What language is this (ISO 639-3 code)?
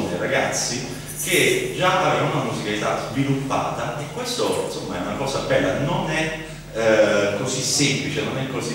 ita